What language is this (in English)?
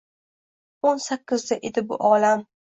Uzbek